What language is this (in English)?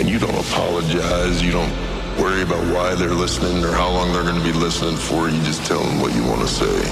English